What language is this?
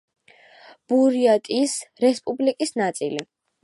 Georgian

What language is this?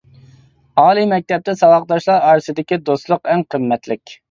Uyghur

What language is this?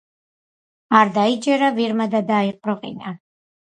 Georgian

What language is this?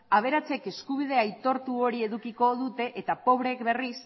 Basque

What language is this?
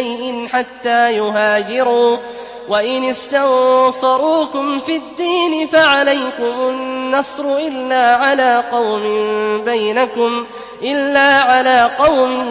Arabic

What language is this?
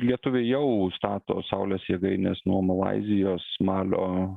Lithuanian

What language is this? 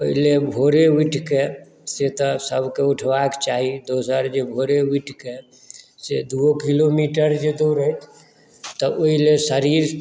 Maithili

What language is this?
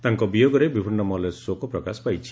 Odia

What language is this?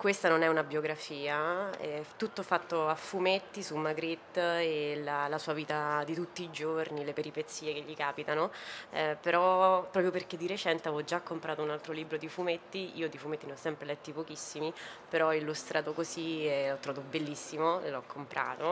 Italian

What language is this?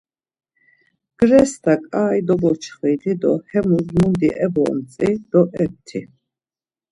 Laz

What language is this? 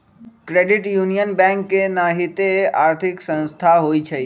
Magahi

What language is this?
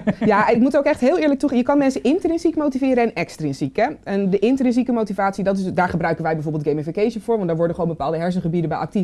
Dutch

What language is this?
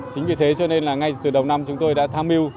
Vietnamese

